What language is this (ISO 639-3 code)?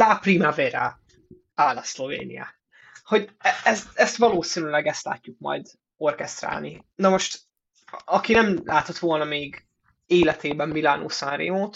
hun